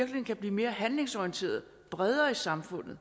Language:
Danish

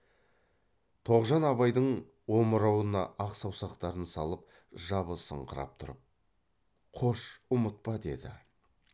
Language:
Kazakh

